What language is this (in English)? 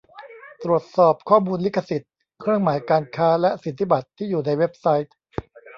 Thai